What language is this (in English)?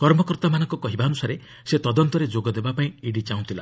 Odia